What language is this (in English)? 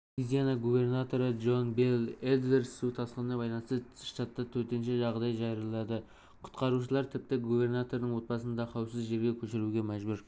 Kazakh